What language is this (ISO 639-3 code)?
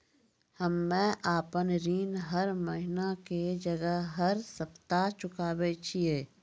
mai